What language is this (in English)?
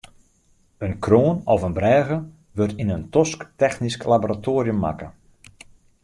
Western Frisian